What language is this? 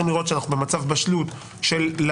Hebrew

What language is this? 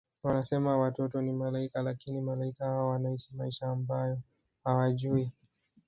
Swahili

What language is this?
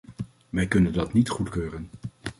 Dutch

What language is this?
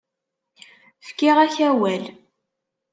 Kabyle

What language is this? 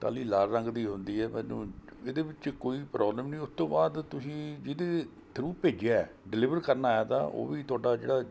Punjabi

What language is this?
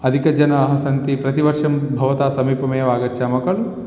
Sanskrit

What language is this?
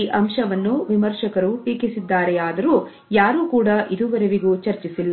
Kannada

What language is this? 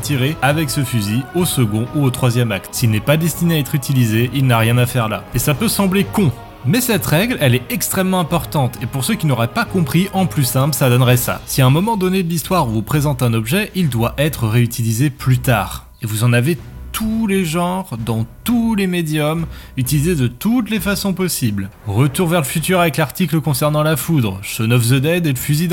French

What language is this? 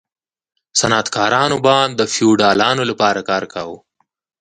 Pashto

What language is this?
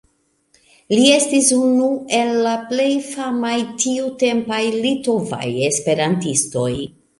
Esperanto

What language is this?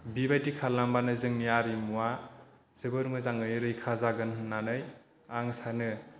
Bodo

